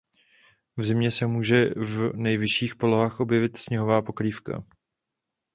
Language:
Czech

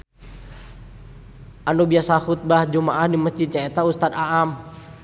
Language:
Sundanese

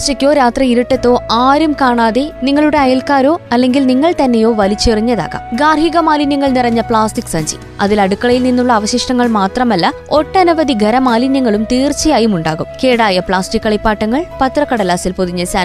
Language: Malayalam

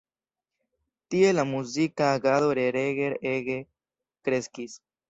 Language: Esperanto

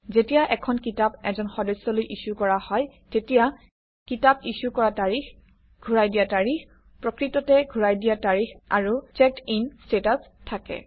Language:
Assamese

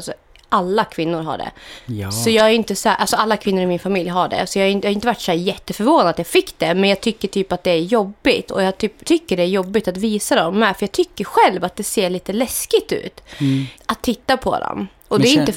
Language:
Swedish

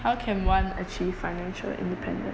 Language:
English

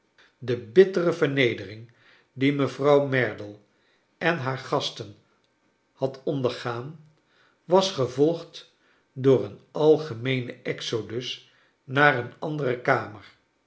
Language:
Dutch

